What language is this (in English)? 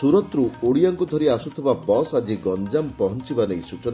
Odia